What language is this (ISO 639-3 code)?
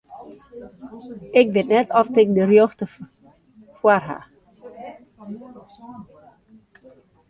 fry